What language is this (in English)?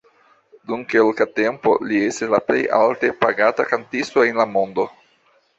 Esperanto